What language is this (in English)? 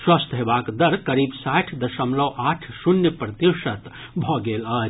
Maithili